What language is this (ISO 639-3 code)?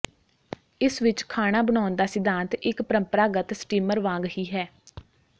pan